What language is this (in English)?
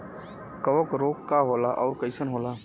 Bhojpuri